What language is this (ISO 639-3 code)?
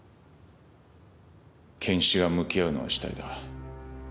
jpn